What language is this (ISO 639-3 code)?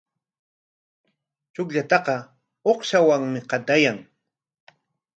qwa